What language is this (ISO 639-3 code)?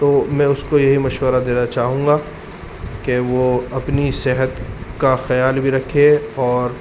urd